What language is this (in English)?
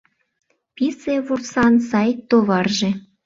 Mari